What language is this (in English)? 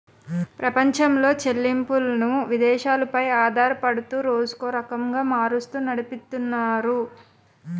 Telugu